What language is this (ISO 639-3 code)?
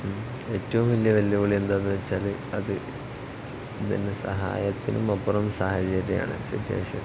mal